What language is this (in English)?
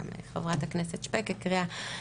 Hebrew